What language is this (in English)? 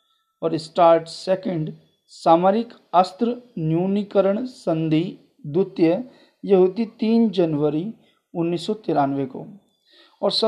Hindi